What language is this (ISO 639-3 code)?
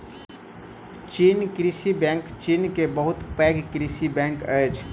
mai